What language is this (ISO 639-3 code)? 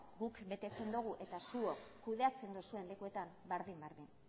eus